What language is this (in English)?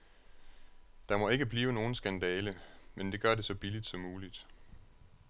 Danish